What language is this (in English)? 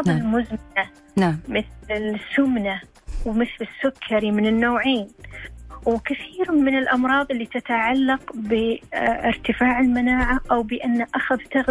Arabic